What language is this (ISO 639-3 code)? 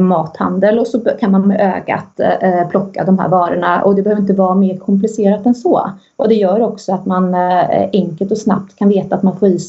swe